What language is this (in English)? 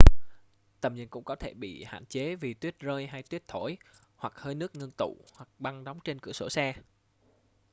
Vietnamese